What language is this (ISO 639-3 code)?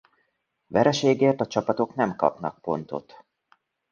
hun